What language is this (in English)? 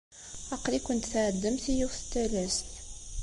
Kabyle